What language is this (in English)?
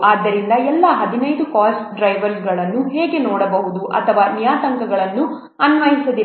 Kannada